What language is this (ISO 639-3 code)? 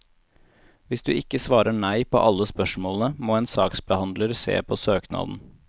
nor